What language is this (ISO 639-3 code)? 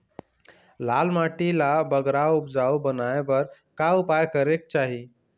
hne